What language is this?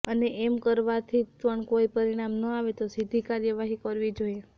Gujarati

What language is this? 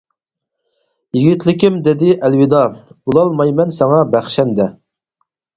Uyghur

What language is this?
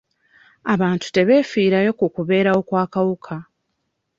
Ganda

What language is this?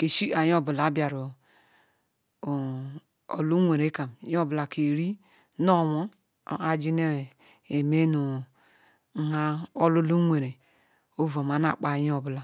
Ikwere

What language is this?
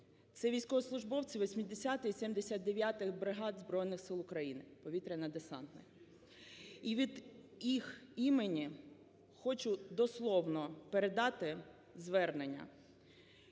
Ukrainian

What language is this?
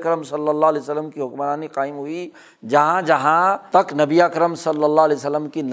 Urdu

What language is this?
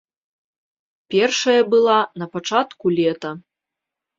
Belarusian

